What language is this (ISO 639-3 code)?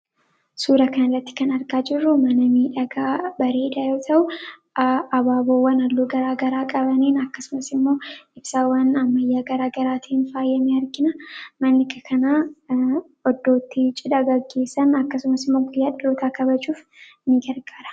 orm